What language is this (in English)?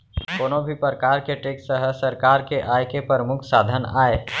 Chhattisgarhi